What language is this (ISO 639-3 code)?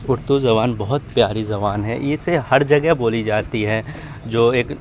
urd